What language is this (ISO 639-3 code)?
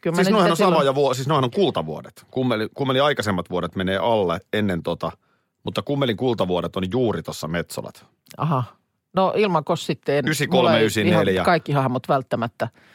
fin